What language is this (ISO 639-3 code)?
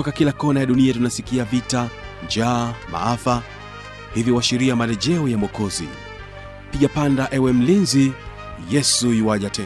swa